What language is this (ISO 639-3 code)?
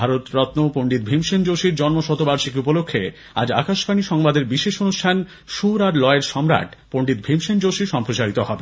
ben